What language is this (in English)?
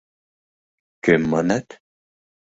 Mari